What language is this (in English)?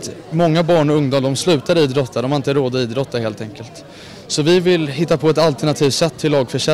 Swedish